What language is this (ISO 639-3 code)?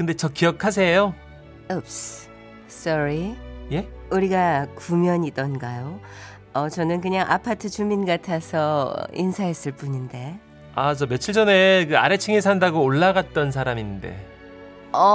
kor